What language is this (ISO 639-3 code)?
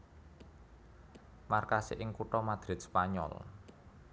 jav